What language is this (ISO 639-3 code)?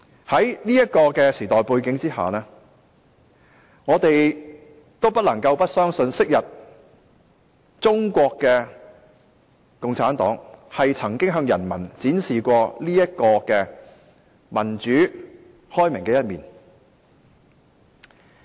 yue